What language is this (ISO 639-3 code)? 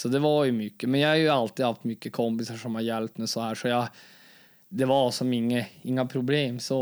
swe